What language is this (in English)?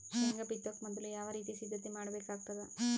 Kannada